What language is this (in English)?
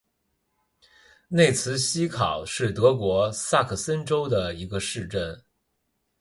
Chinese